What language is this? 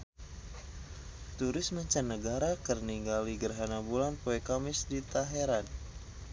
Sundanese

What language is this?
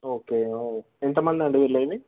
Telugu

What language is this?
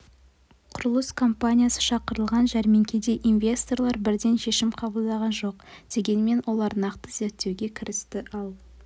Kazakh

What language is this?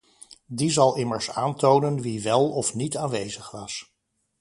Dutch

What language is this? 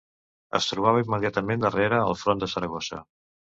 Catalan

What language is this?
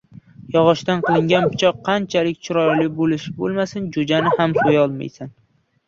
Uzbek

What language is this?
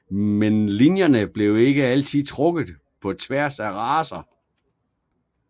Danish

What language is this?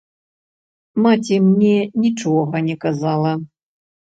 Belarusian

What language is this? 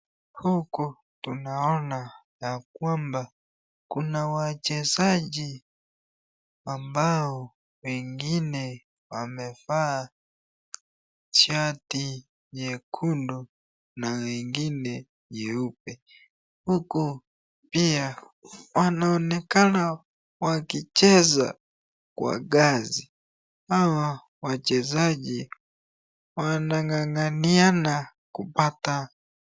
Swahili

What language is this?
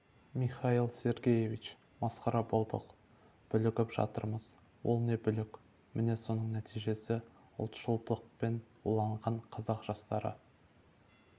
Kazakh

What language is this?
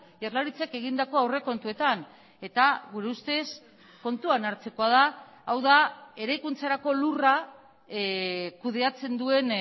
Basque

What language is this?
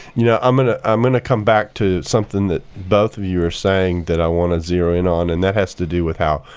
English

